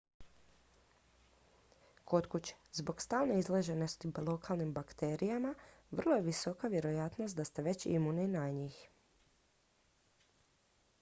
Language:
Croatian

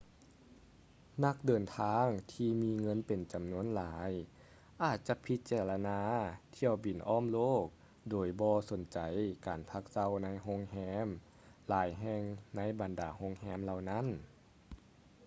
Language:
Lao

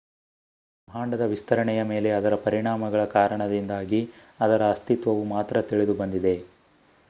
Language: Kannada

